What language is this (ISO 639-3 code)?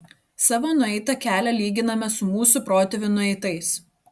lit